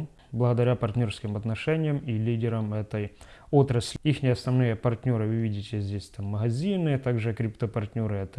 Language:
Russian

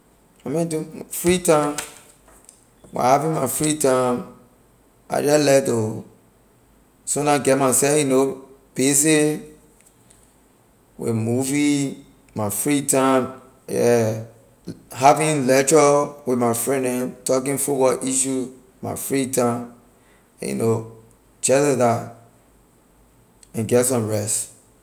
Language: Liberian English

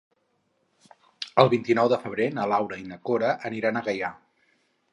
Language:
Catalan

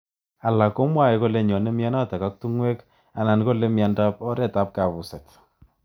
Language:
Kalenjin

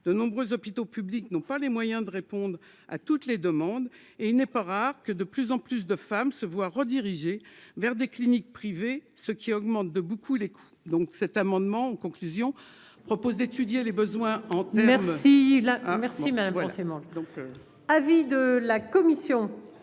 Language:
French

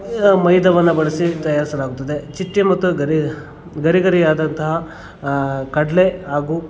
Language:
Kannada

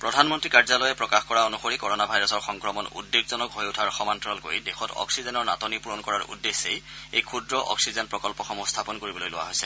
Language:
Assamese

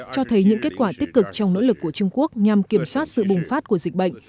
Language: Vietnamese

